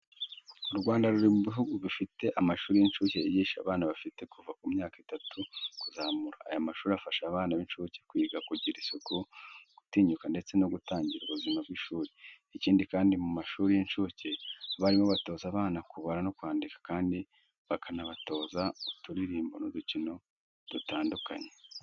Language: Kinyarwanda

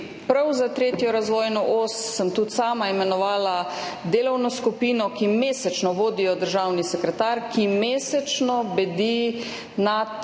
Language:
Slovenian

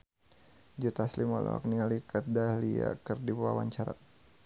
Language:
Sundanese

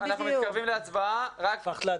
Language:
Hebrew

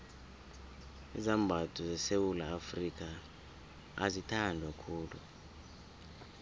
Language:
South Ndebele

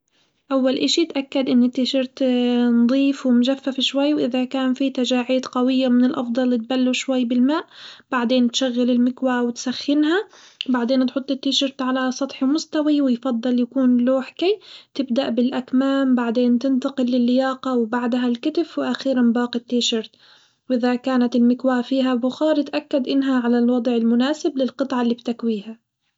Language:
Hijazi Arabic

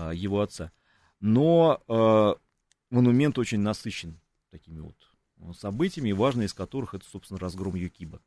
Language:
Russian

